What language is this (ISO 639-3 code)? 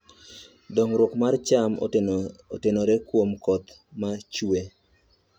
luo